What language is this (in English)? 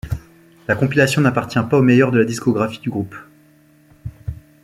French